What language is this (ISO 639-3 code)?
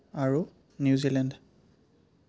asm